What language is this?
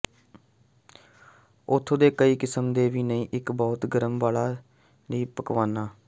Punjabi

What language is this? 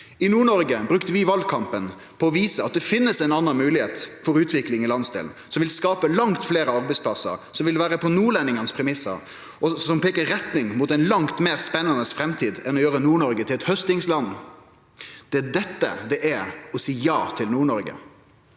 Norwegian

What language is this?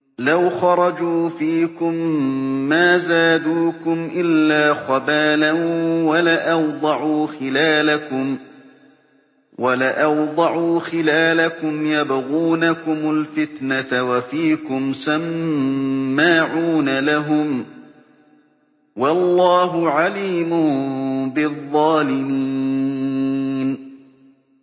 Arabic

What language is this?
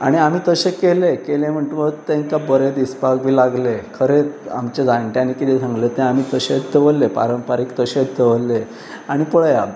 Konkani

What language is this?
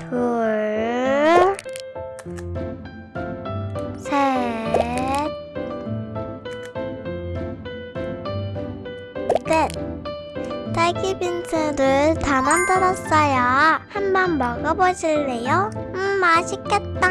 Korean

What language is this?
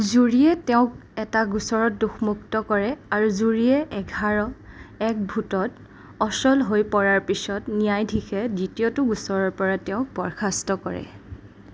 Assamese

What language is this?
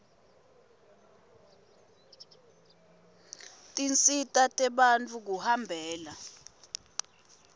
Swati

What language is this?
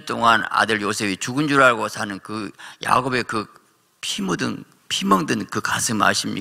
Korean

